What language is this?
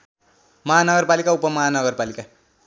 Nepali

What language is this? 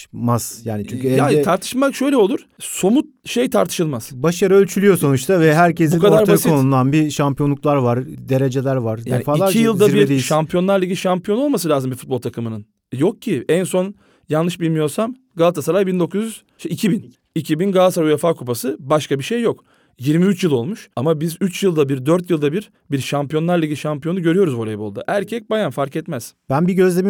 Turkish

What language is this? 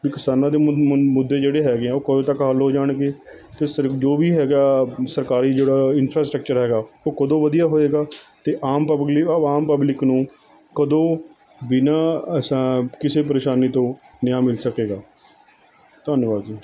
Punjabi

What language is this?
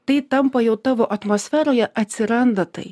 Lithuanian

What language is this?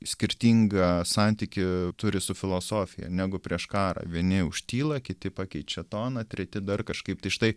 Lithuanian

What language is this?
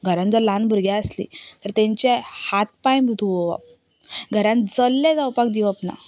Konkani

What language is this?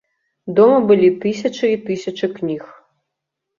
Belarusian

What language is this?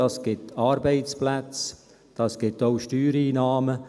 Swiss German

